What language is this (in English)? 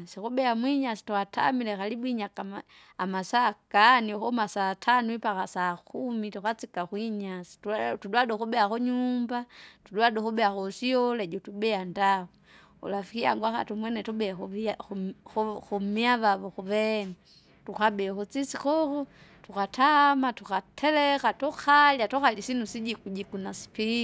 Kinga